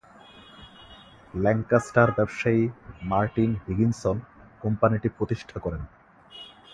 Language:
Bangla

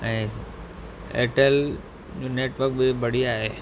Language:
Sindhi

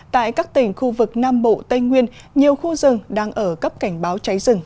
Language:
Vietnamese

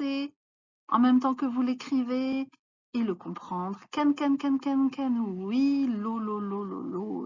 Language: French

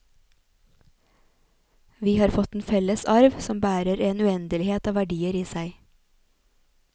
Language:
Norwegian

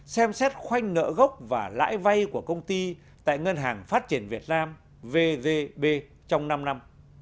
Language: Vietnamese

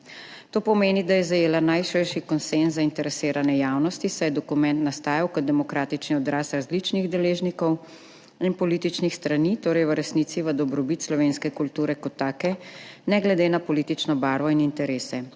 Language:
Slovenian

